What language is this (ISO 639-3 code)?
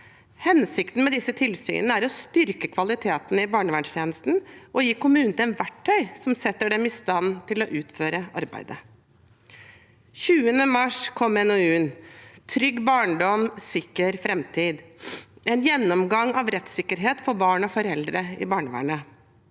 nor